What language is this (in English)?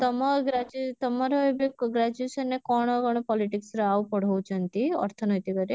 Odia